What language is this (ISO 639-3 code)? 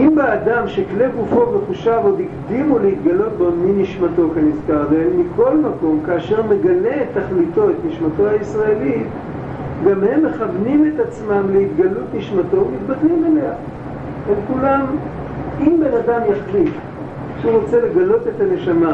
heb